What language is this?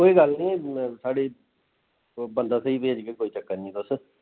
Dogri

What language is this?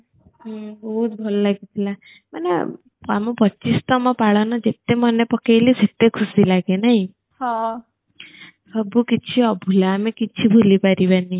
Odia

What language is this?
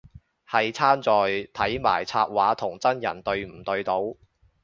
Cantonese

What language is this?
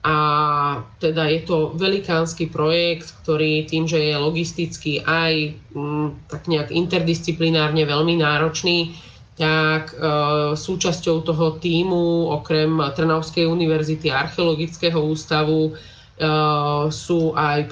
Slovak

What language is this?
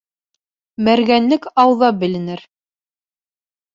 Bashkir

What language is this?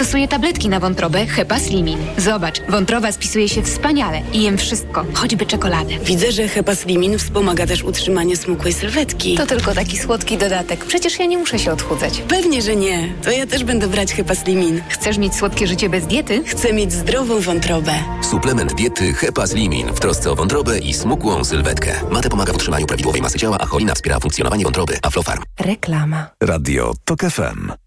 Polish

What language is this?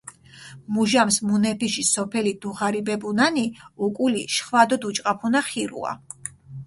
Mingrelian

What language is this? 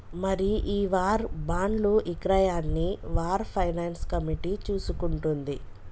Telugu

